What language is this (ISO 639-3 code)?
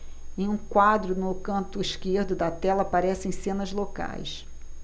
por